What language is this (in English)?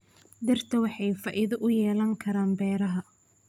Somali